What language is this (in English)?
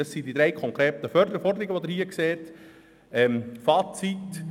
Swiss German